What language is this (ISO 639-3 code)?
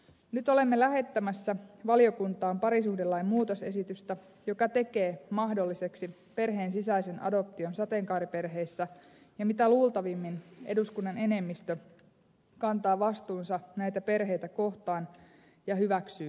fin